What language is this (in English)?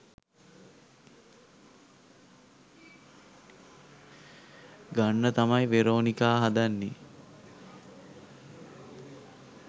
Sinhala